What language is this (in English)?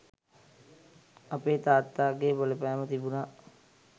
Sinhala